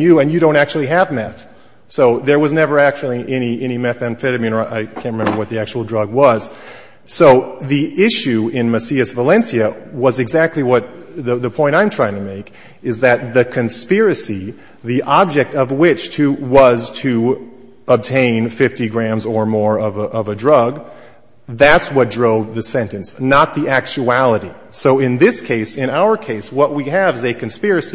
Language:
English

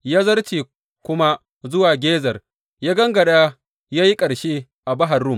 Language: Hausa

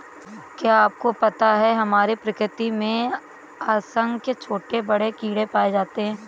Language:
Hindi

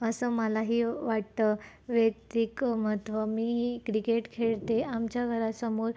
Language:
Marathi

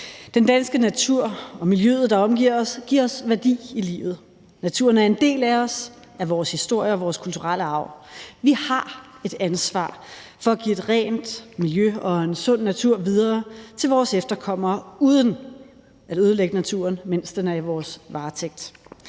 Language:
Danish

